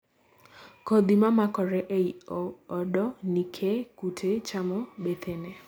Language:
Luo (Kenya and Tanzania)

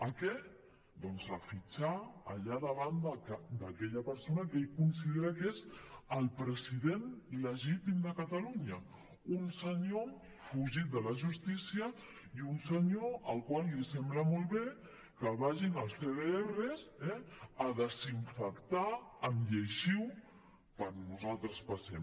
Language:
Catalan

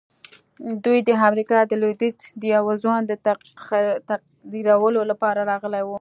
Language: Pashto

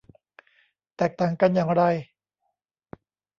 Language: Thai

